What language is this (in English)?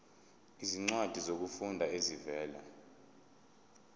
Zulu